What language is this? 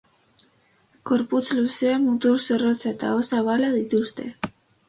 Basque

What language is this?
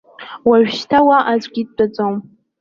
Abkhazian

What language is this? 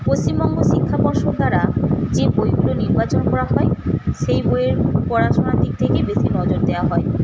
Bangla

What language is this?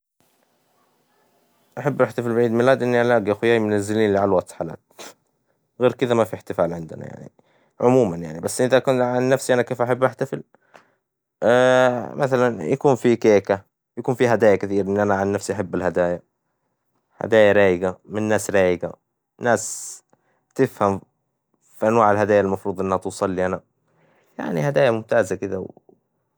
Hijazi Arabic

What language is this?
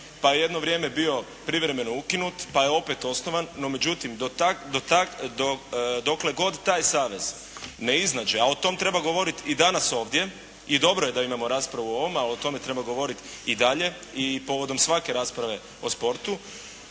Croatian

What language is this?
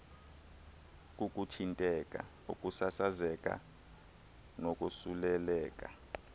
Xhosa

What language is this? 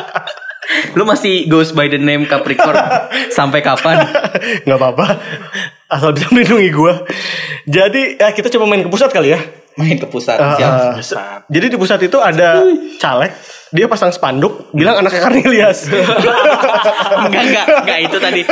Indonesian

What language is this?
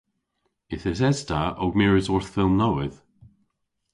Cornish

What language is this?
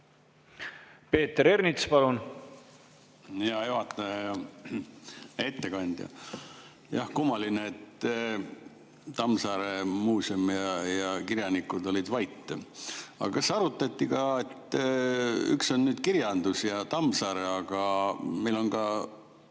Estonian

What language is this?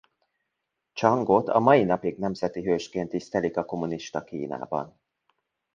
Hungarian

